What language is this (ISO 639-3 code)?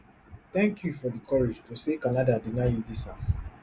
pcm